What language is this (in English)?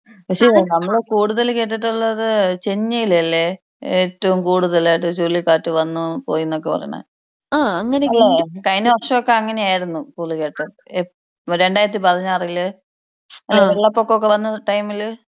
Malayalam